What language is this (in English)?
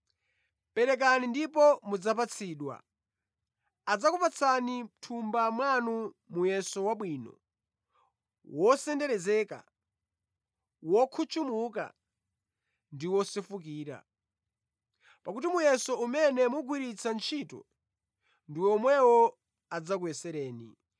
Nyanja